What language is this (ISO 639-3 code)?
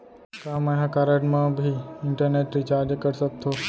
hne